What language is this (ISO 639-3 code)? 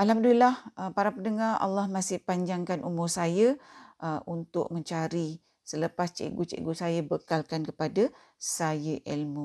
msa